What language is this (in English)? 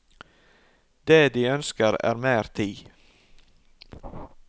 Norwegian